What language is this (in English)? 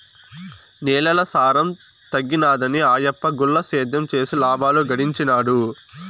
Telugu